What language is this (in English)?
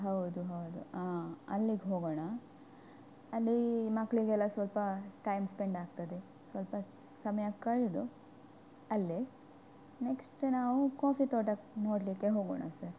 Kannada